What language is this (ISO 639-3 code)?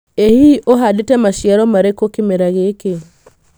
kik